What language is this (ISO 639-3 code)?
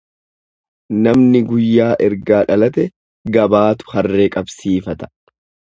orm